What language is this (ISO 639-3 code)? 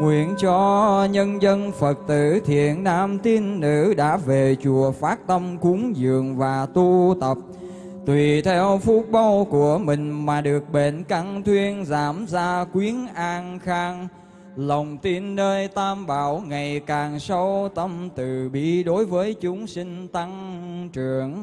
vie